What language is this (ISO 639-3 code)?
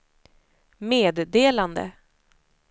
swe